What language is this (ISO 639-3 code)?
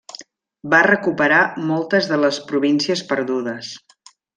cat